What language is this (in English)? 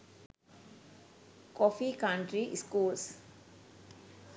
Sinhala